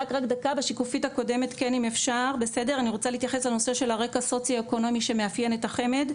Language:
Hebrew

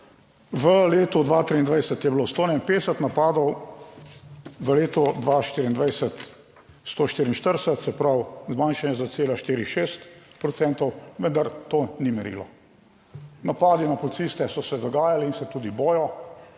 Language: Slovenian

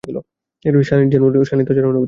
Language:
Bangla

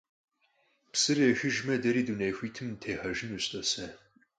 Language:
Kabardian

